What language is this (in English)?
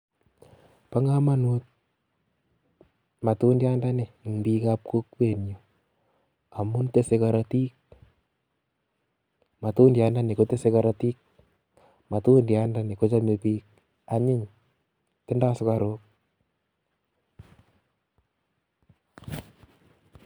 Kalenjin